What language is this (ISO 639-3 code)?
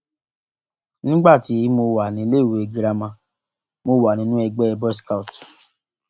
yor